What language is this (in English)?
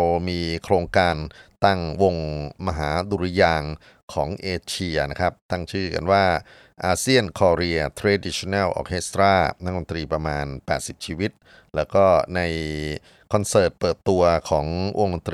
Thai